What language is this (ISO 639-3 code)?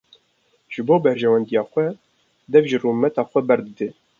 kur